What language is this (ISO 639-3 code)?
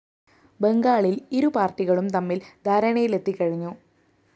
mal